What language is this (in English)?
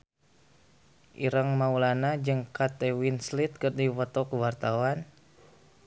Sundanese